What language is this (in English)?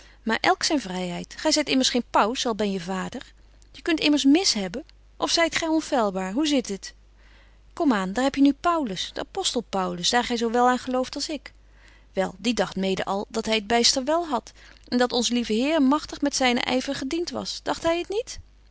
Dutch